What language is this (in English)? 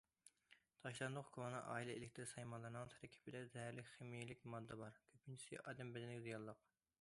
Uyghur